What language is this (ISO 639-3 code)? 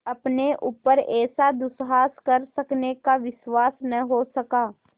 hin